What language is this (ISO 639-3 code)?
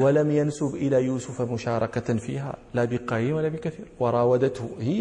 ara